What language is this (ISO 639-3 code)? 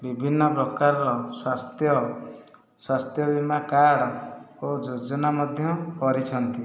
ori